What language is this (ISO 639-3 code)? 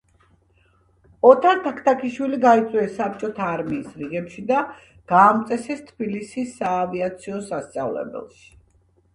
kat